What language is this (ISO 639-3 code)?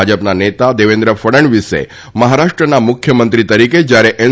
guj